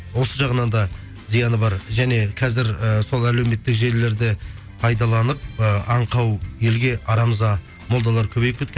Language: Kazakh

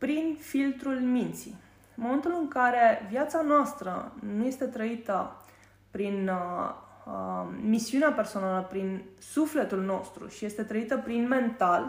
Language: Romanian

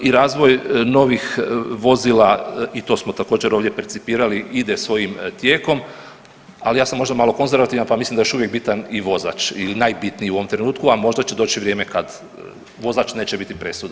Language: Croatian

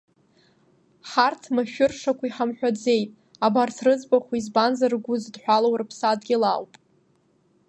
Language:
Abkhazian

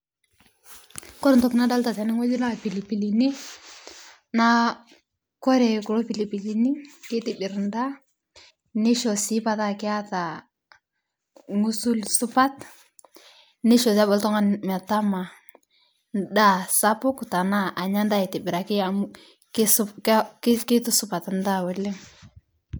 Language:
Masai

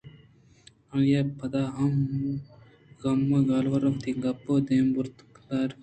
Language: Eastern Balochi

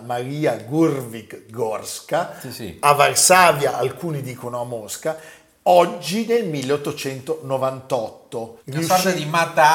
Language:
Italian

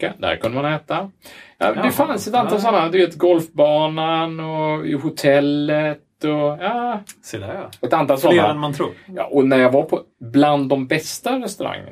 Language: Swedish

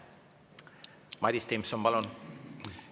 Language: Estonian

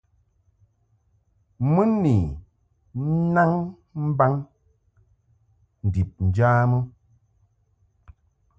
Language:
Mungaka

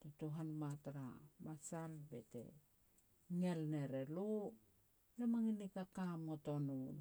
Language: Petats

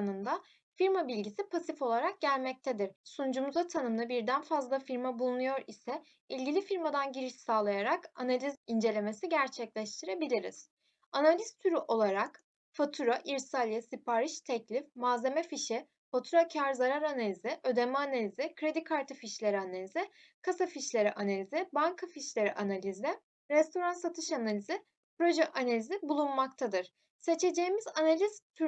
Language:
Turkish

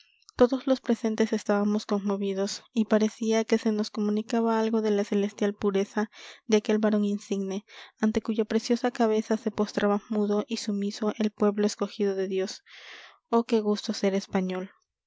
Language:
Spanish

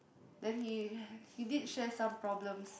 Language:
English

